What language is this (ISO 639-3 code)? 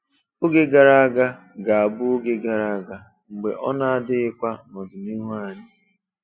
ibo